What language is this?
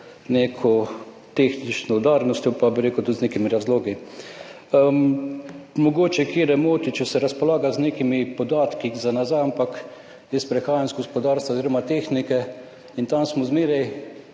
Slovenian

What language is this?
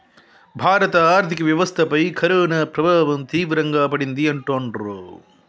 Telugu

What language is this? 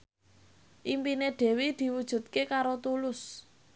Javanese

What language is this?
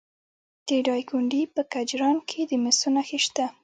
Pashto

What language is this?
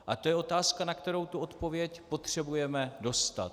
Czech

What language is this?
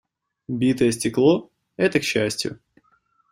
Russian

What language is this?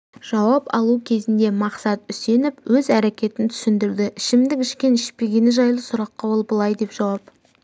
Kazakh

